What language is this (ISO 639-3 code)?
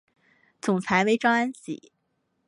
zho